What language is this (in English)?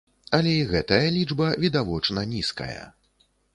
Belarusian